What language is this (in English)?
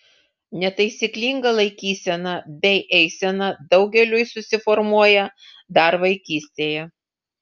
Lithuanian